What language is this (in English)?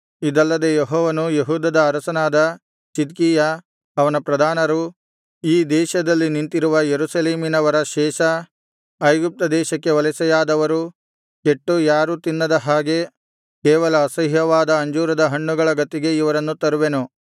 Kannada